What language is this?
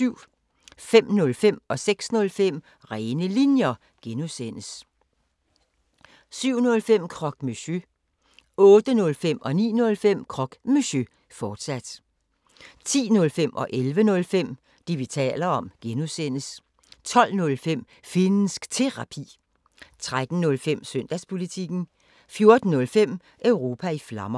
Danish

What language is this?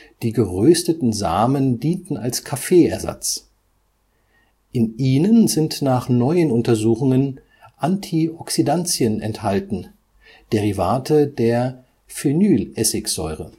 German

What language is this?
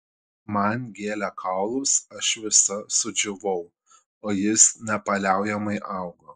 Lithuanian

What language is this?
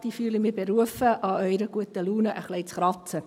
Swiss German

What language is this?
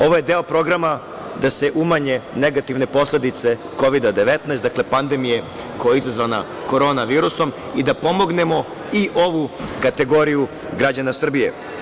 Serbian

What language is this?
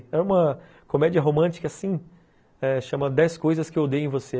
Portuguese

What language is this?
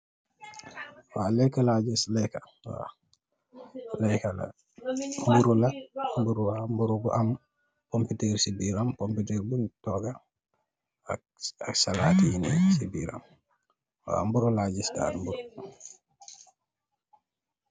Wolof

